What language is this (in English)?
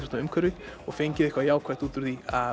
Icelandic